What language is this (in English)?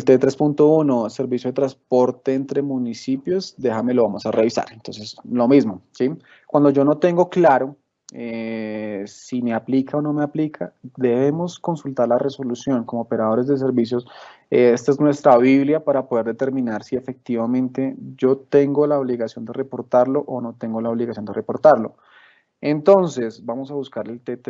Spanish